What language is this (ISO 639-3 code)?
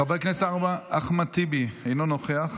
heb